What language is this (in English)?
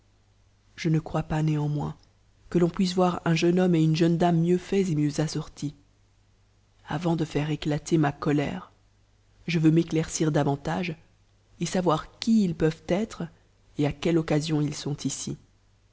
French